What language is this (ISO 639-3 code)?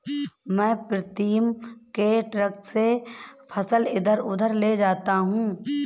hin